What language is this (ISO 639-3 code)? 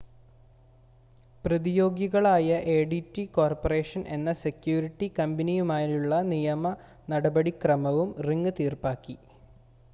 mal